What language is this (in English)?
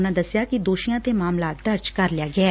Punjabi